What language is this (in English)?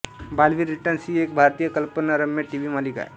Marathi